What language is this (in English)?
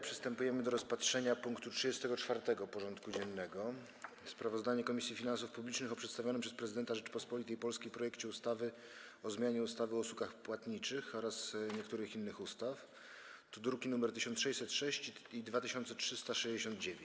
Polish